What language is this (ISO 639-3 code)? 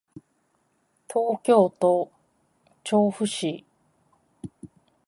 jpn